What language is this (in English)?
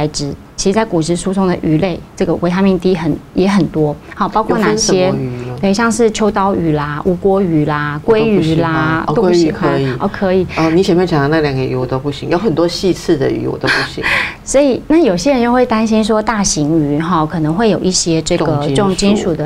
Chinese